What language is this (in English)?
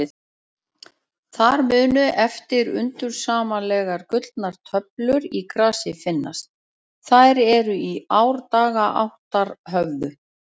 Icelandic